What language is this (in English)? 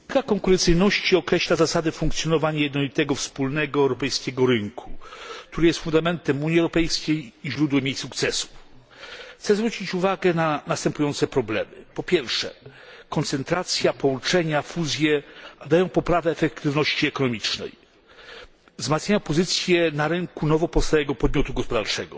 Polish